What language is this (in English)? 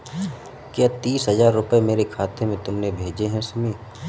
Hindi